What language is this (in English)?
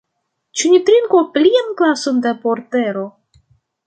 Esperanto